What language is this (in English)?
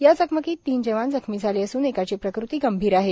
Marathi